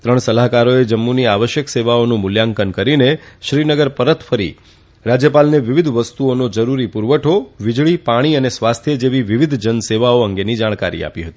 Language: Gujarati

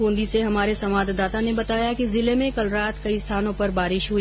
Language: Hindi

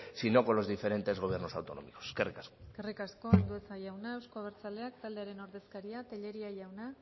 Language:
Basque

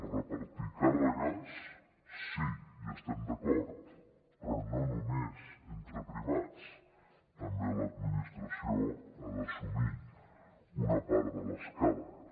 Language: Catalan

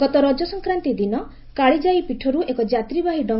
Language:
Odia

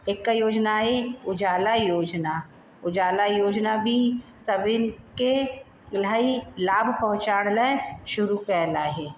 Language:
Sindhi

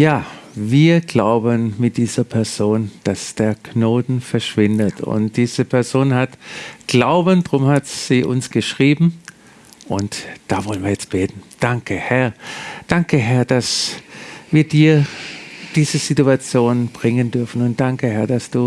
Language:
German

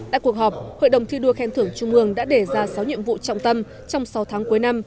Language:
Vietnamese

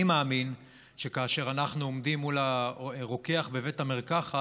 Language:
Hebrew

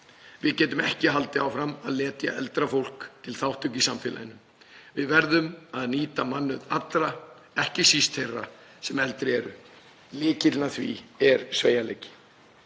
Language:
Icelandic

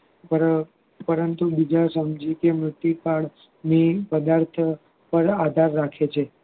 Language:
Gujarati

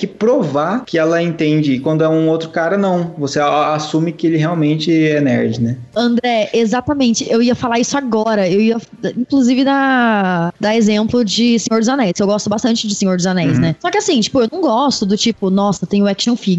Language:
Portuguese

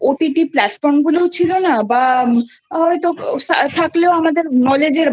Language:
Bangla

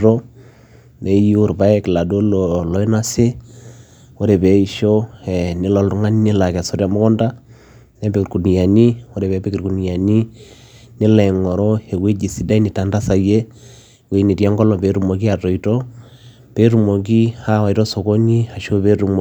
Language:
Masai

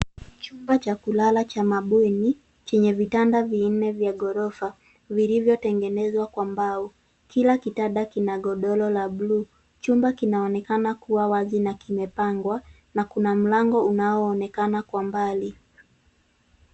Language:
Swahili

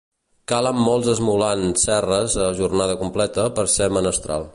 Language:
Catalan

